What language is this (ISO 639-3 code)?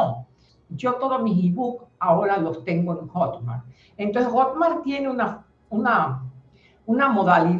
spa